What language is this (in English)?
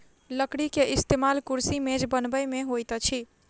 Maithili